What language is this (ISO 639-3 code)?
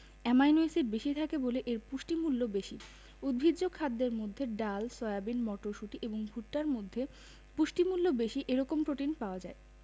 ben